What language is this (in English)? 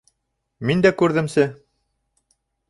Bashkir